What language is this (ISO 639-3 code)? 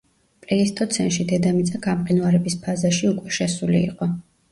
kat